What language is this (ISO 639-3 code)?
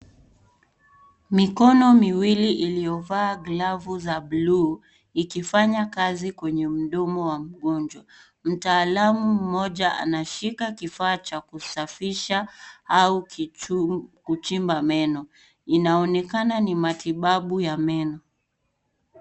swa